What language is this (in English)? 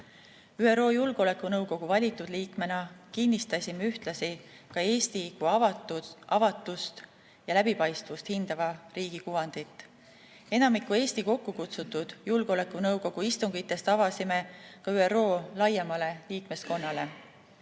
Estonian